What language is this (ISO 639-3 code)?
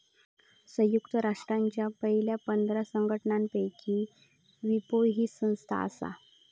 mar